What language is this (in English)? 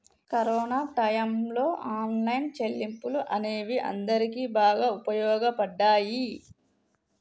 Telugu